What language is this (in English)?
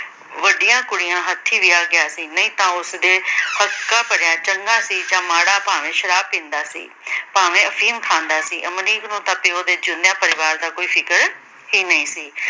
Punjabi